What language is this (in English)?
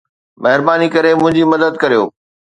Sindhi